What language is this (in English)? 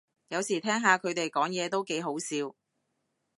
Cantonese